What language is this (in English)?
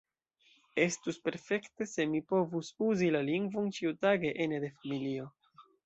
Esperanto